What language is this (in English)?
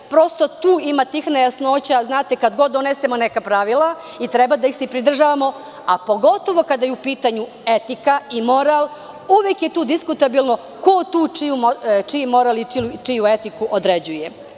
Serbian